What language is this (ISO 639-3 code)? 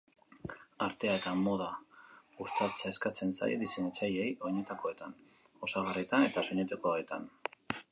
eus